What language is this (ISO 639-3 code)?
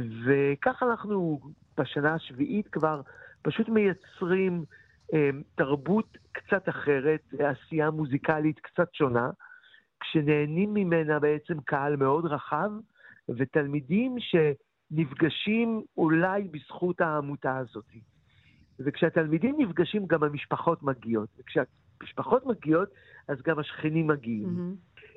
heb